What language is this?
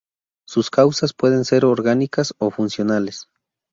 Spanish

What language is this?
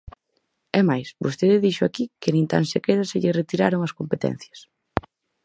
Galician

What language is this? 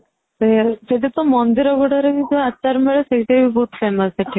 Odia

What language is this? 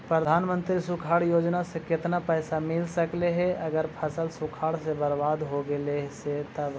Magahi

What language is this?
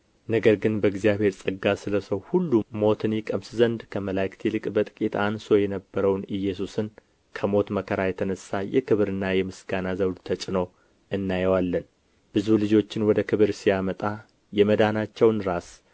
Amharic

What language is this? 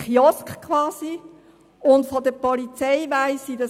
Swiss German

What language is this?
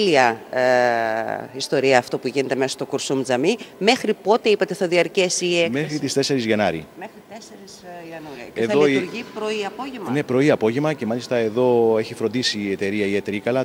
Greek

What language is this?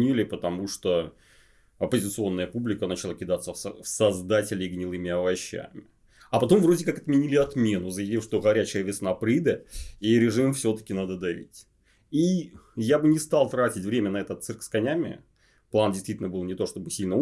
Russian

